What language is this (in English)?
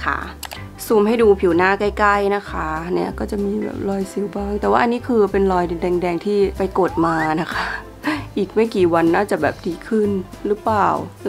Thai